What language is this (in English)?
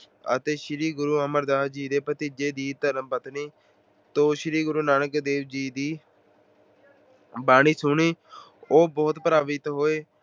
Punjabi